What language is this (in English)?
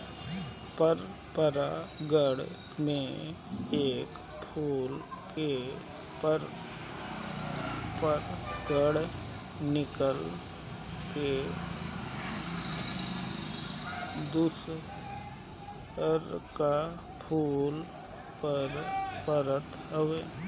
Bhojpuri